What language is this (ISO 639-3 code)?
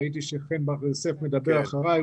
heb